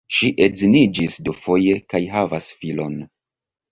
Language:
Esperanto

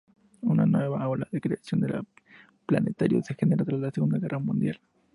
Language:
Spanish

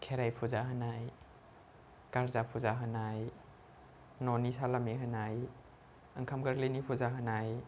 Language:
Bodo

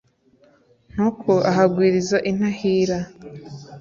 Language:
Kinyarwanda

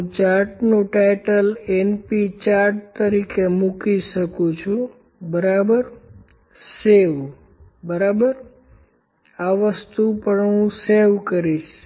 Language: Gujarati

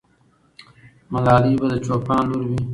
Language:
Pashto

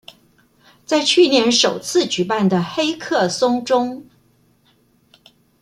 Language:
Chinese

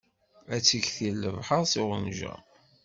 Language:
Kabyle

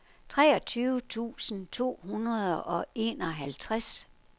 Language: Danish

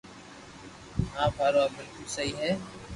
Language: Loarki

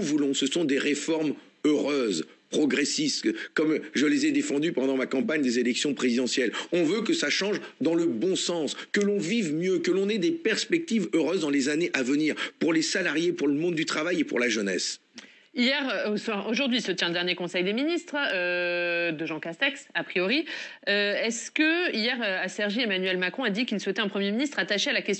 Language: French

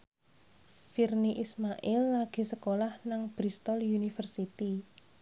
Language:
Javanese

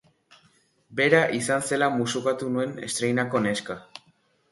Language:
Basque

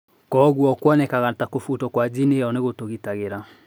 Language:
Kikuyu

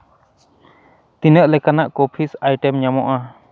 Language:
Santali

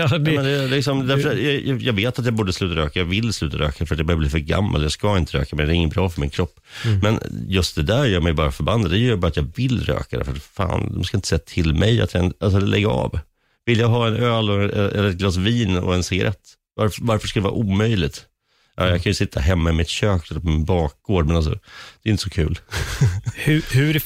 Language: Swedish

